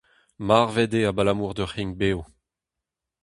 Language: Breton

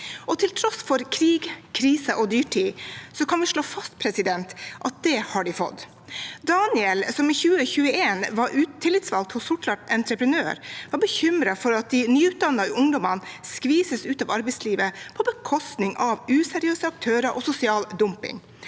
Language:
Norwegian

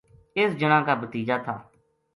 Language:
Gujari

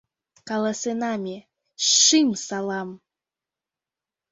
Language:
Mari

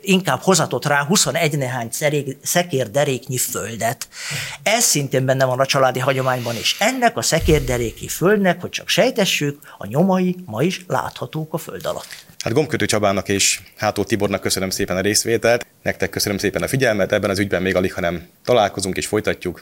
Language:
Hungarian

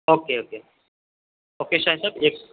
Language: Urdu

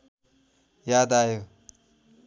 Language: Nepali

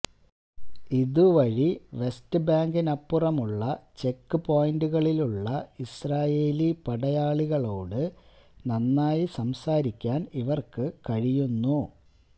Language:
Malayalam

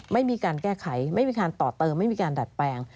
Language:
Thai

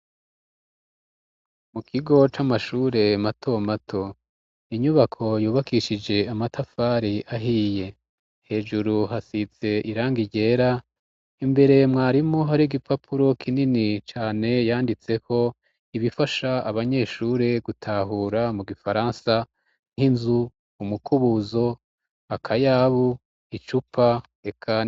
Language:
Rundi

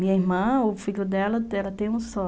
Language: Portuguese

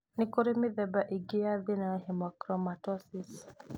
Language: Kikuyu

